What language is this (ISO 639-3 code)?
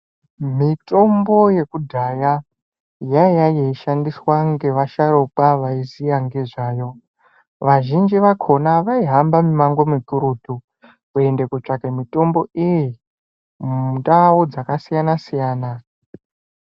ndc